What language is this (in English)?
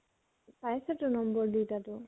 Assamese